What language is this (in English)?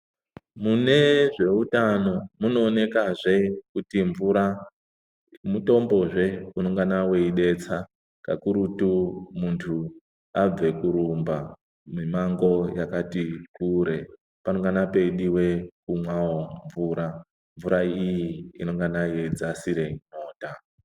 Ndau